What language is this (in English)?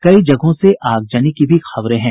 Hindi